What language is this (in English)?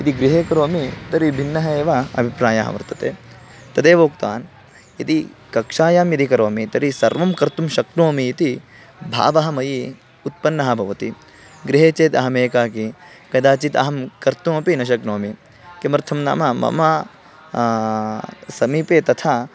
Sanskrit